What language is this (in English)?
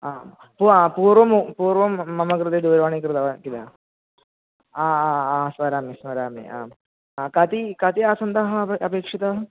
Sanskrit